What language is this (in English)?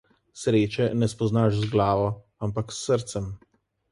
Slovenian